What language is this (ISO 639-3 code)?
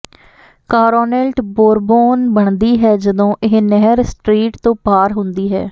pan